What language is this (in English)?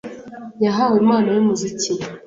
Kinyarwanda